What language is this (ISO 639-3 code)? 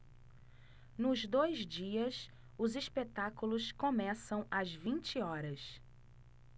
por